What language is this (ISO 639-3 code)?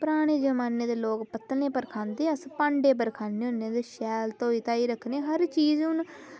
doi